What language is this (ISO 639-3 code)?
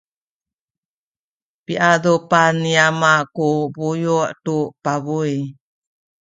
szy